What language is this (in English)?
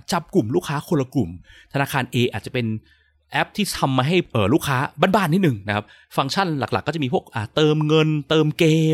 Thai